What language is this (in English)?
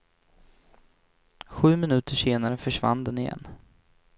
Swedish